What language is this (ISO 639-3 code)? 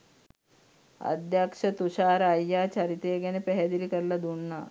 sin